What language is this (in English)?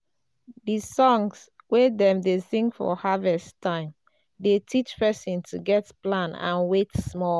Nigerian Pidgin